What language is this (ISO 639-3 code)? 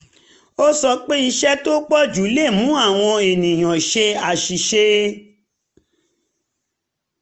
yor